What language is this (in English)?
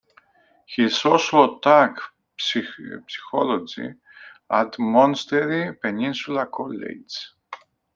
English